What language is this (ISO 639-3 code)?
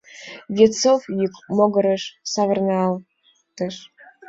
chm